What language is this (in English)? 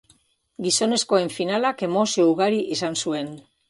Basque